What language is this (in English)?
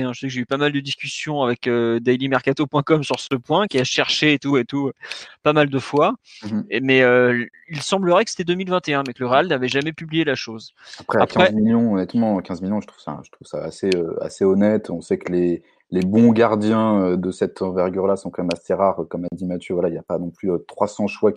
French